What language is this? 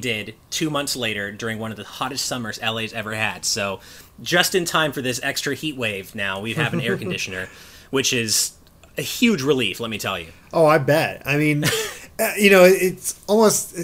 English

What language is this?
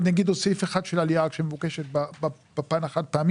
Hebrew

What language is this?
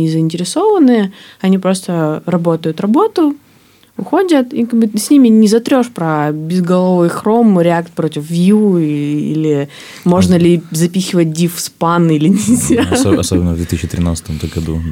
Russian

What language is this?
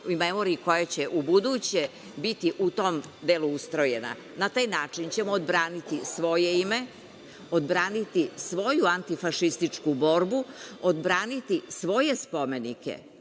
Serbian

